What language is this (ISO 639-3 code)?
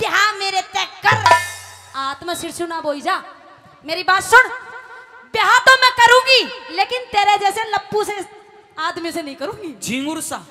hin